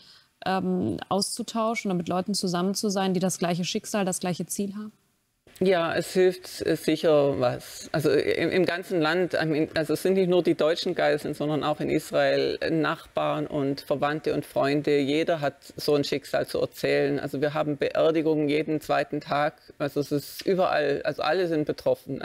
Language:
German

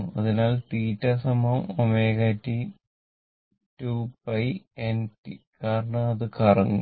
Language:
Malayalam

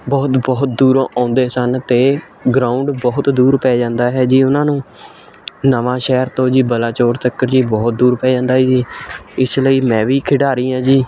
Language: Punjabi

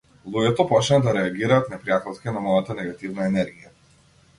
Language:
Macedonian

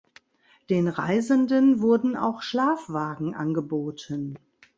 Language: German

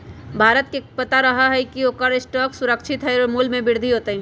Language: Magahi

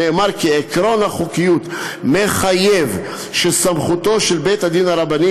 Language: Hebrew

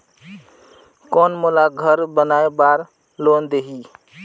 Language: Chhattisgarhi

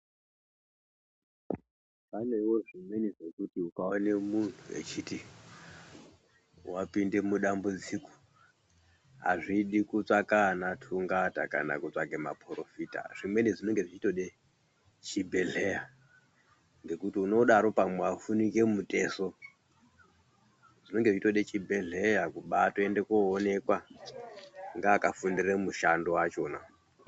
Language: Ndau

